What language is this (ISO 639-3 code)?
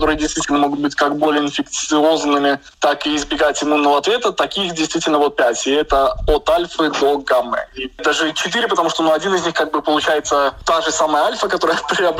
rus